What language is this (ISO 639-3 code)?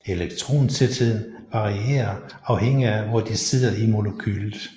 dan